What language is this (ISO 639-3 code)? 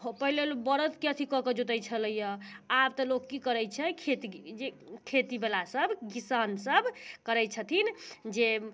mai